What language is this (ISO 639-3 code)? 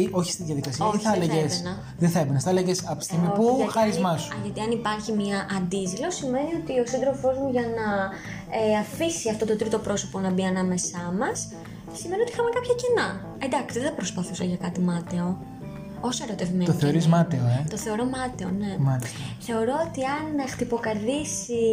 ell